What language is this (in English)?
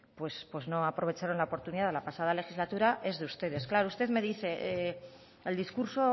Spanish